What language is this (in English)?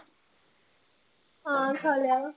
Punjabi